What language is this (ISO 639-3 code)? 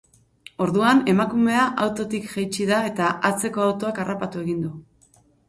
eus